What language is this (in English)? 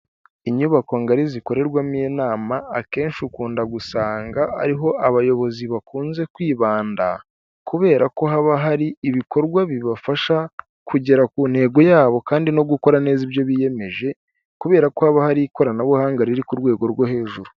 Kinyarwanda